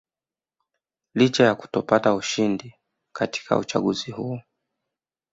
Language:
Swahili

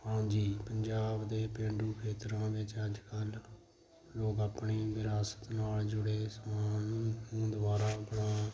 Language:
Punjabi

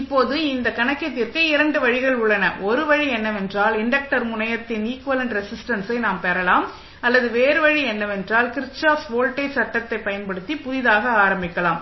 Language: Tamil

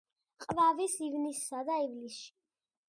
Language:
Georgian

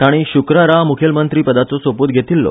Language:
Konkani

